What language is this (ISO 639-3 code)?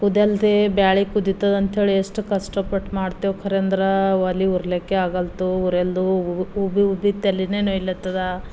kan